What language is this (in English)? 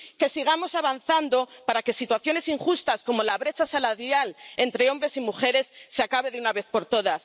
Spanish